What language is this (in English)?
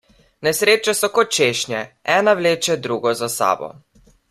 Slovenian